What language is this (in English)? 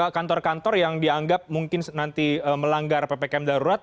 Indonesian